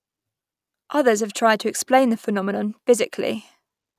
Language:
English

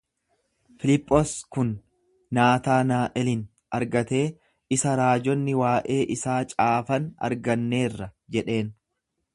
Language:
Oromo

